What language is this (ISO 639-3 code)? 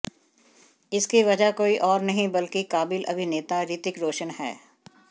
hin